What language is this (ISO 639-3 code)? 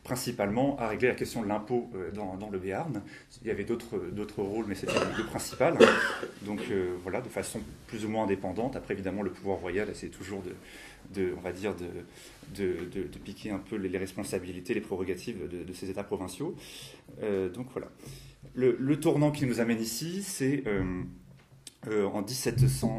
fra